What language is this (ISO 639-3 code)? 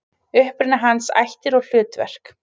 isl